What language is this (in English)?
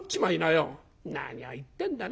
Japanese